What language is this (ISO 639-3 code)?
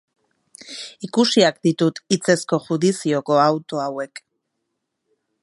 eus